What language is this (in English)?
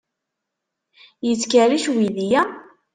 Kabyle